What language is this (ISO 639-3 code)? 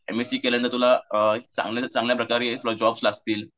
mar